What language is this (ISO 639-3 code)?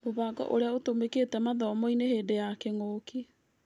kik